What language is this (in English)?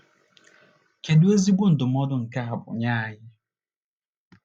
Igbo